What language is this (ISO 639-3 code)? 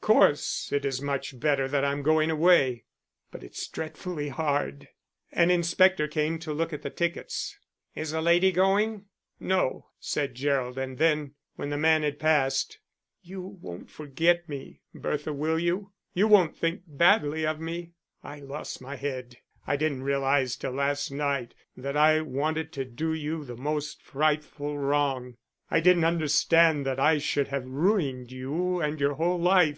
eng